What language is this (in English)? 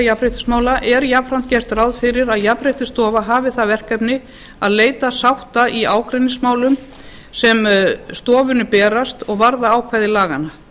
Icelandic